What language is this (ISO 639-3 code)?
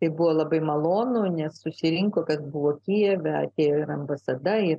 lit